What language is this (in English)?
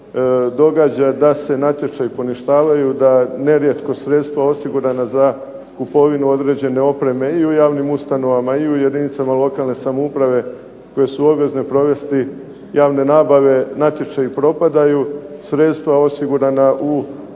Croatian